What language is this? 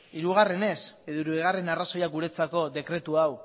Basque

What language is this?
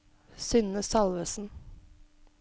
Norwegian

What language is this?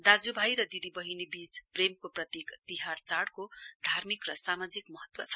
Nepali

